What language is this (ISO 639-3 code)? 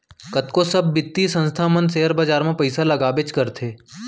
hne